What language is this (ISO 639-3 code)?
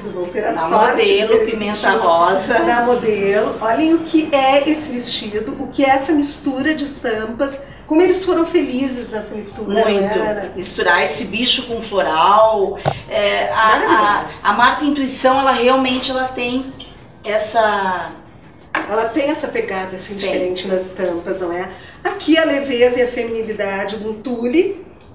por